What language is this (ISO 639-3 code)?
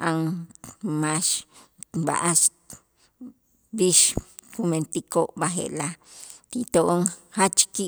itz